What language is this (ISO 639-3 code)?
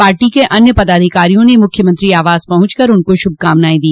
hin